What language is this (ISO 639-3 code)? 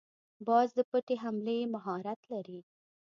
pus